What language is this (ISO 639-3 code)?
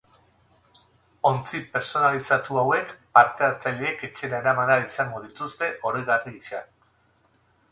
eus